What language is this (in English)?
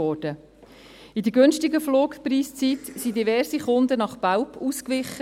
Swiss German